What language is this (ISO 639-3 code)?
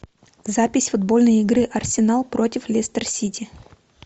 rus